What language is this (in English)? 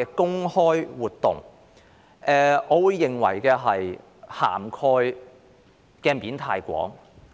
Cantonese